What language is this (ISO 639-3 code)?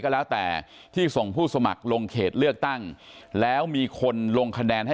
tha